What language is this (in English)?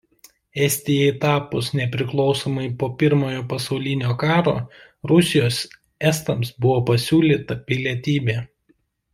Lithuanian